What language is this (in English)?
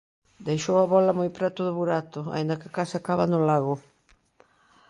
Galician